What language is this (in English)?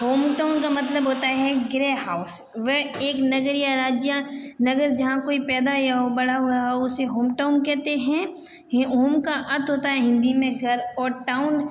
Hindi